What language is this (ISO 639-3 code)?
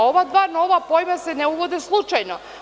srp